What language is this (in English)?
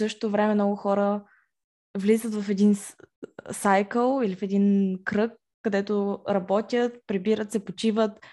Bulgarian